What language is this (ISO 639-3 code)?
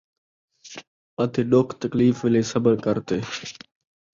skr